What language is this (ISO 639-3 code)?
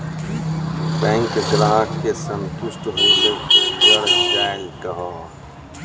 mai